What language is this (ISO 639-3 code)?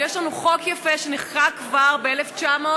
heb